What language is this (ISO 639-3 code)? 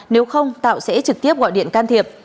vie